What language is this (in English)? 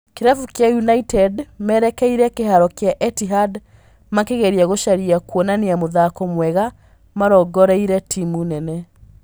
Kikuyu